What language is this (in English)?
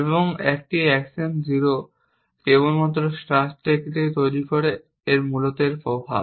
Bangla